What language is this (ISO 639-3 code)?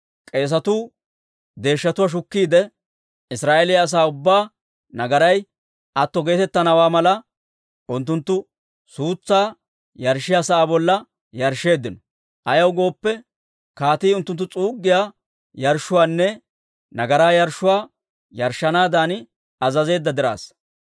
dwr